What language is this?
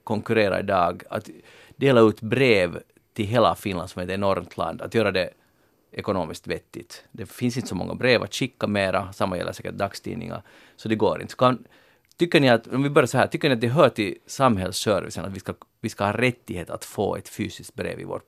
Swedish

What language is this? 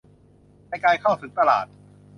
Thai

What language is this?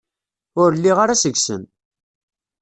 Kabyle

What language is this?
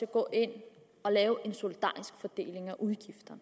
Danish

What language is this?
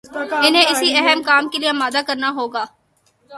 Urdu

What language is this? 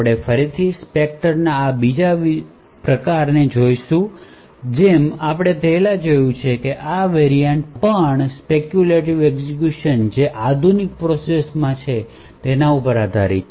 Gujarati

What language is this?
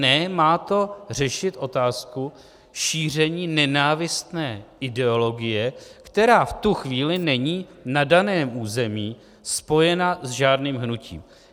Czech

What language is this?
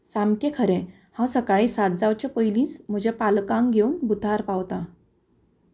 Konkani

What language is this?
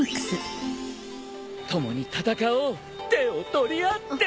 Japanese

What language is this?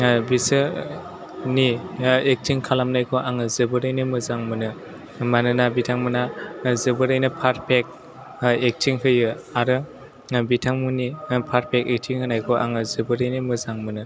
Bodo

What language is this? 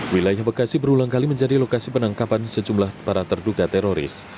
Indonesian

